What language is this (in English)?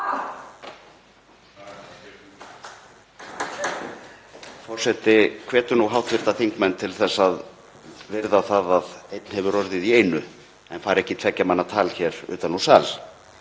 Icelandic